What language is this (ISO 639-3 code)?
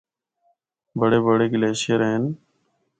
hno